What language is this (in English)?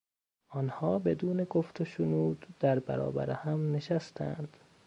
Persian